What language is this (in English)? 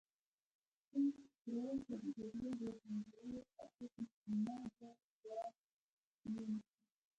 Pashto